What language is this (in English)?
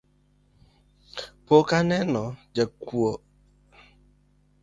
Luo (Kenya and Tanzania)